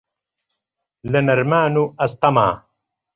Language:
Central Kurdish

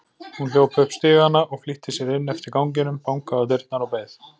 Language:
Icelandic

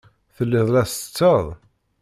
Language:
Kabyle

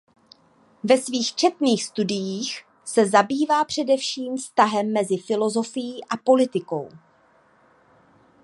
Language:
Czech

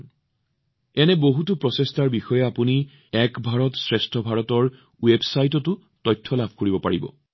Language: Assamese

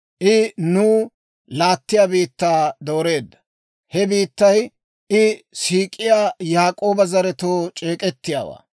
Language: Dawro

